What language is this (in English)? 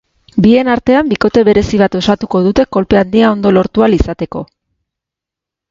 Basque